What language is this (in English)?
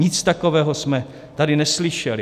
Czech